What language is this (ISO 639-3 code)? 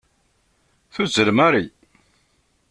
kab